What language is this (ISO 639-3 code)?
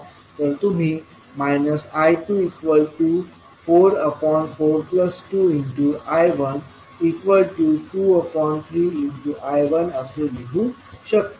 mar